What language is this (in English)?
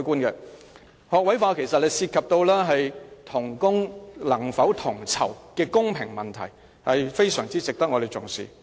Cantonese